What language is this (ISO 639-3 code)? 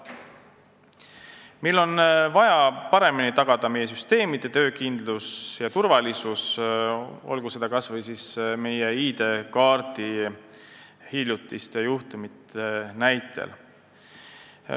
est